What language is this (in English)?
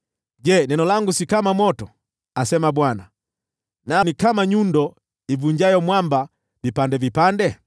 Swahili